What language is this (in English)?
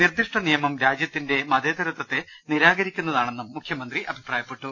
Malayalam